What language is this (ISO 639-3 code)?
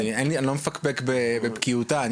heb